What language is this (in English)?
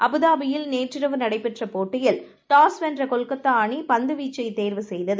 Tamil